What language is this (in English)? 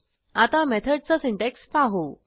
Marathi